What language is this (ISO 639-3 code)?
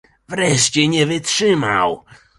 pol